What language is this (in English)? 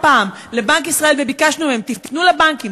Hebrew